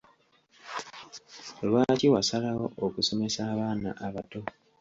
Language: Ganda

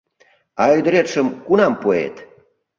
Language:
Mari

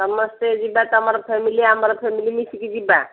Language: Odia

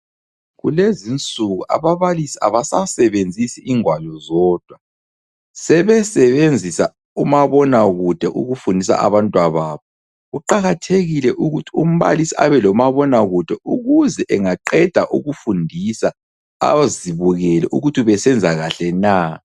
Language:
North Ndebele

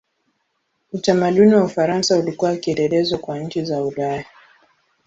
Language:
Swahili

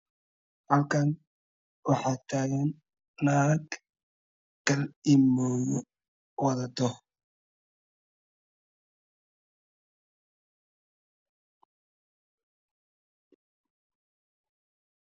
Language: Somali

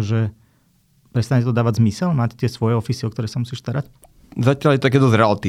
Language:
Slovak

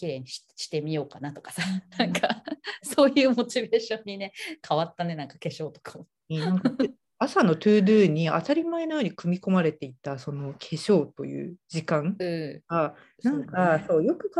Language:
Japanese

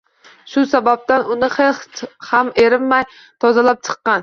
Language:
Uzbek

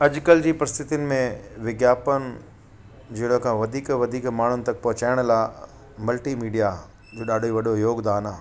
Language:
Sindhi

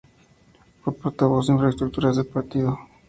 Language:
Spanish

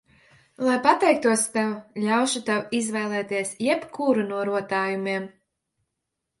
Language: Latvian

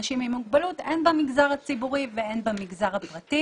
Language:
Hebrew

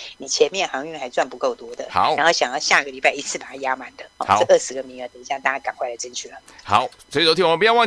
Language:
Chinese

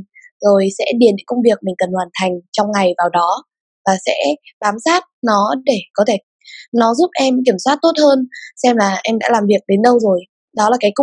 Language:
Vietnamese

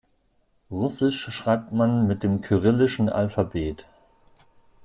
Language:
German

